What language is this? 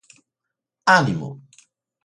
Galician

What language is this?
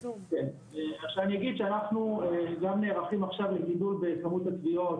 Hebrew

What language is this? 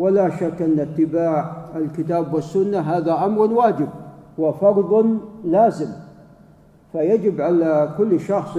Arabic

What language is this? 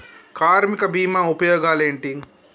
Telugu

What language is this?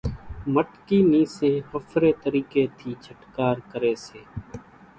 Kachi Koli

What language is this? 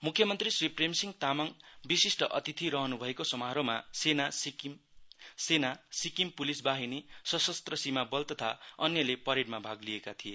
Nepali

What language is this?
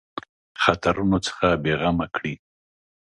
Pashto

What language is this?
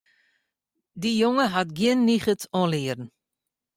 Western Frisian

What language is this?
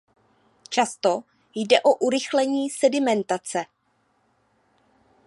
Czech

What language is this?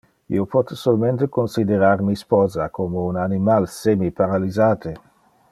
Interlingua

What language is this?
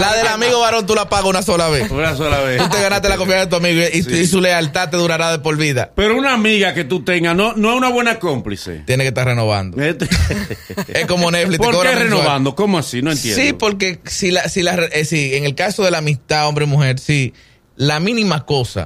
Spanish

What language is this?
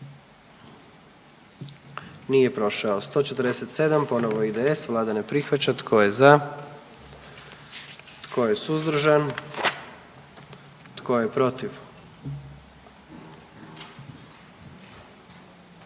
Croatian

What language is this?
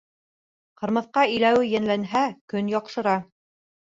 Bashkir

